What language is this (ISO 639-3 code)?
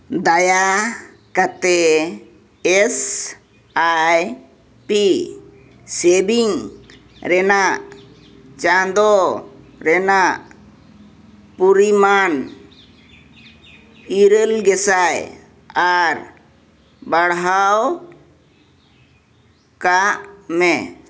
sat